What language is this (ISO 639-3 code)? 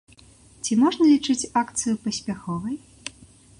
bel